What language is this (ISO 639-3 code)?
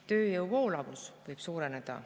est